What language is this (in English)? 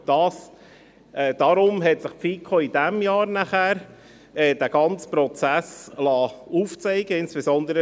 Swiss German